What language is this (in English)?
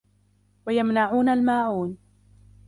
Arabic